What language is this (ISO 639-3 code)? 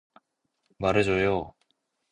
kor